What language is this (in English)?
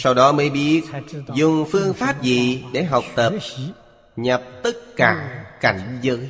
Vietnamese